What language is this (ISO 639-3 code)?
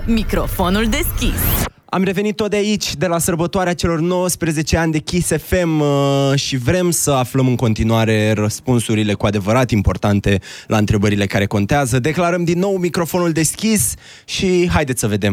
ron